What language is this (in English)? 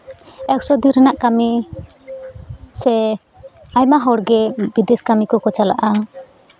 Santali